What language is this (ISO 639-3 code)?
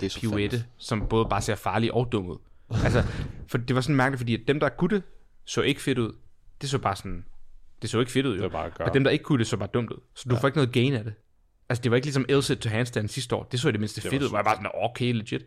dan